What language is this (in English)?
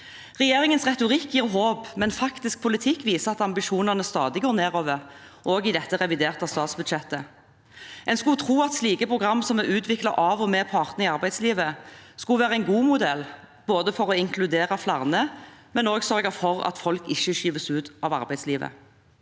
Norwegian